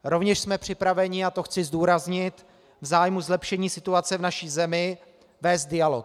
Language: Czech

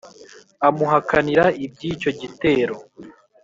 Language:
Kinyarwanda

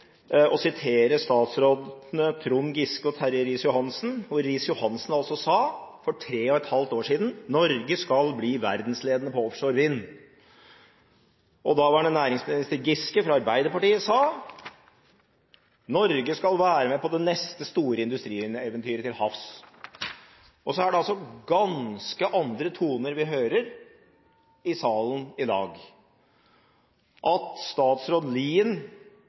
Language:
Norwegian Bokmål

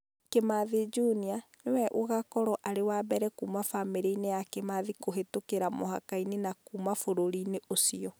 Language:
Kikuyu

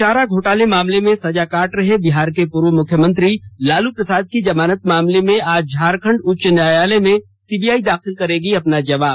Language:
Hindi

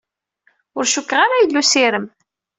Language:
Kabyle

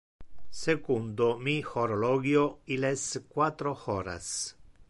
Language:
Interlingua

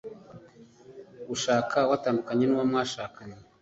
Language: Kinyarwanda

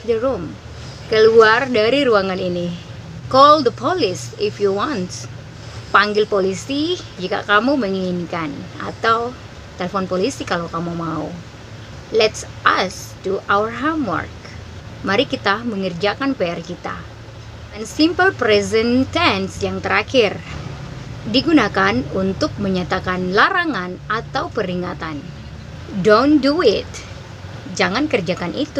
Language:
Indonesian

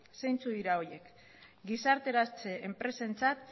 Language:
Basque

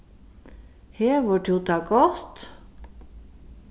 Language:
Faroese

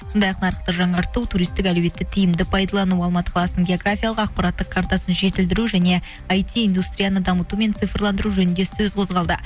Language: Kazakh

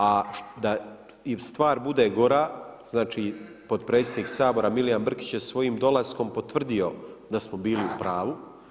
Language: Croatian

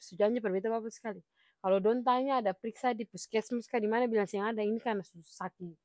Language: Ambonese Malay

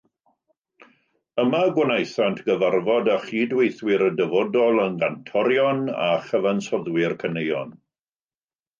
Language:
Welsh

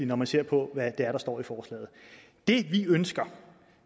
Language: Danish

